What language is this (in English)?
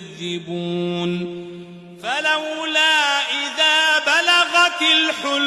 Arabic